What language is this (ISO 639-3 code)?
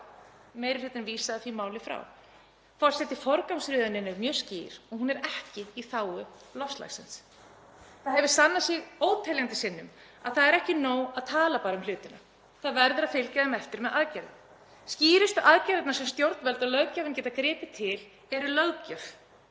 isl